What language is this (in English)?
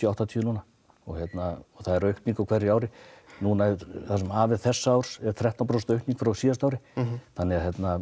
Icelandic